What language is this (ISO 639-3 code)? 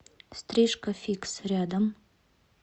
rus